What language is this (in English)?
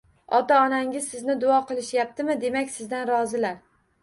Uzbek